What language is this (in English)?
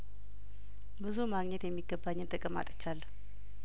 Amharic